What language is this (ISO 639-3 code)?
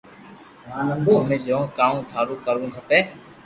lrk